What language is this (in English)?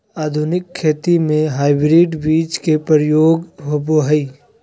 Magahi